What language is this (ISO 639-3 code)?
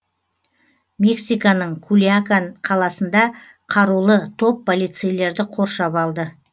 kaz